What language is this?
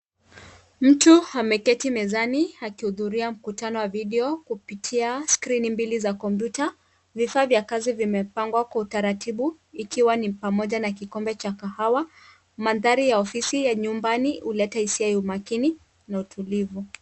Swahili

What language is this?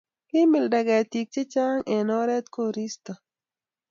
Kalenjin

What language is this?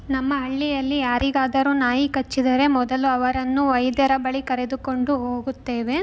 Kannada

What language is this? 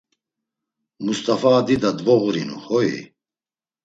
Laz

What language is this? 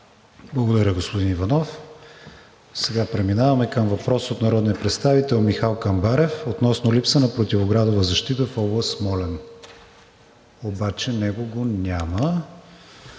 Bulgarian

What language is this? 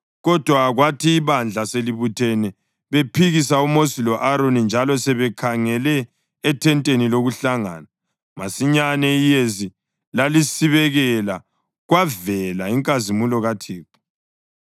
North Ndebele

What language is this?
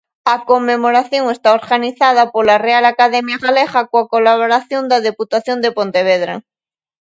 Galician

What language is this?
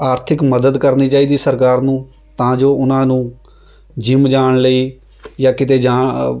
Punjabi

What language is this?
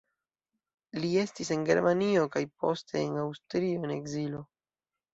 Esperanto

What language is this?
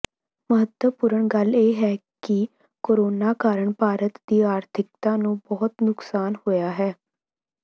Punjabi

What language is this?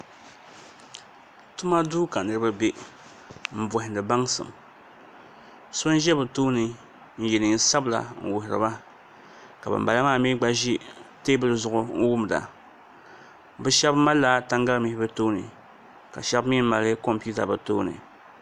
Dagbani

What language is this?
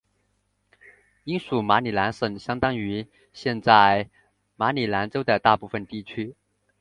Chinese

